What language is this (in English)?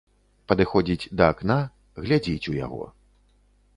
Belarusian